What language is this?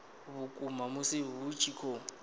Venda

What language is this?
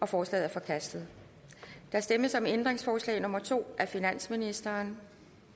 Danish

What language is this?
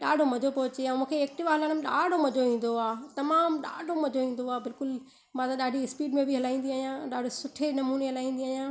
Sindhi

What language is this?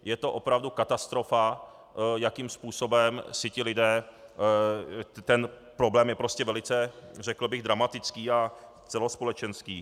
Czech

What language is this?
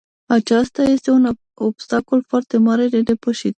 Romanian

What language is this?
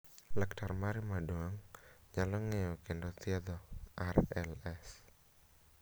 Luo (Kenya and Tanzania)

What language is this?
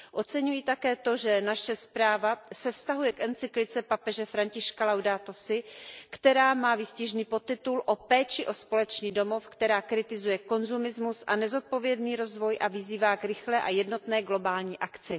Czech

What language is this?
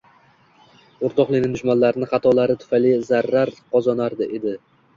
Uzbek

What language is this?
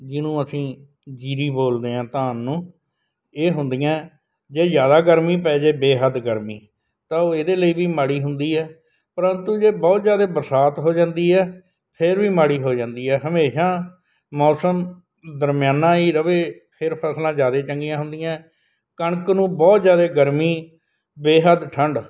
Punjabi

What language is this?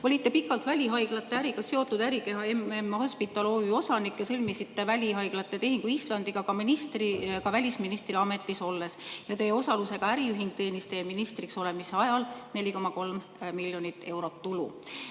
Estonian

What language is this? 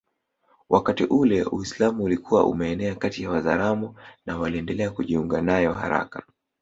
Swahili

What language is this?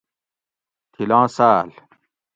Gawri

